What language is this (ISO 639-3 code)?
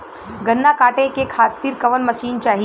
bho